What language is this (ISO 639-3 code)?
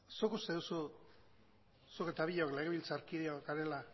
eus